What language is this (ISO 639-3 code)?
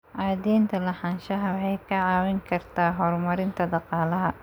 som